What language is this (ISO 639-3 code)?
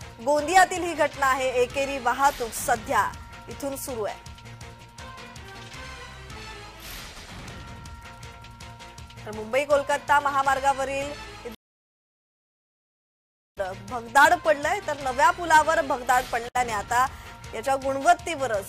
mar